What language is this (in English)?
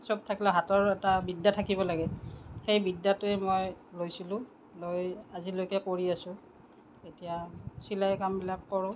Assamese